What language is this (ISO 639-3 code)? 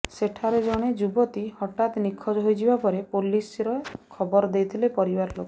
ori